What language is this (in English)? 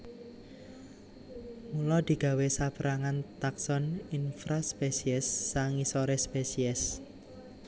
Javanese